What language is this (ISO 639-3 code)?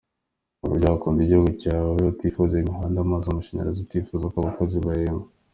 kin